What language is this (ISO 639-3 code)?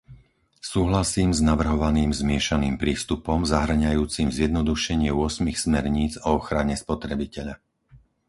slk